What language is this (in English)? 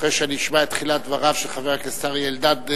Hebrew